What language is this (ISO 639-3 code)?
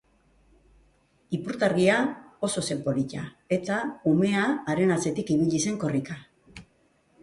eus